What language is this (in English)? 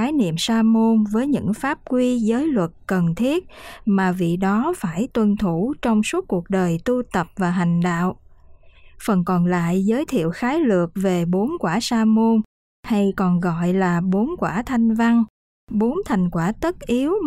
Vietnamese